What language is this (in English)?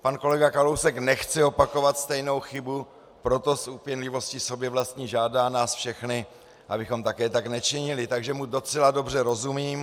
Czech